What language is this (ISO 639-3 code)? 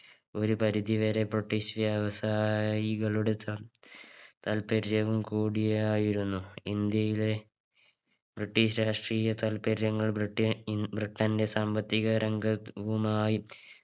mal